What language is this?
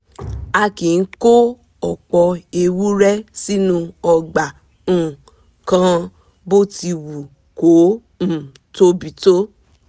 Yoruba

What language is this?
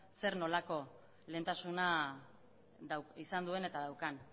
Basque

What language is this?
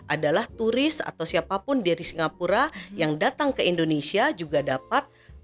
Indonesian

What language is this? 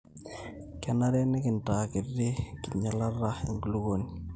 Masai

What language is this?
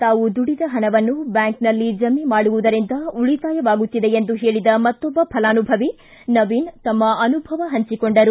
Kannada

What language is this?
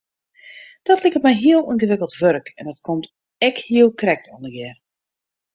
Western Frisian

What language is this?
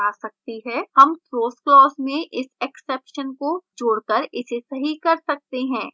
Hindi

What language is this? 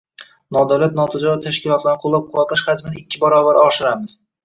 Uzbek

